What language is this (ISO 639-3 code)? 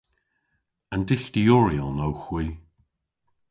cor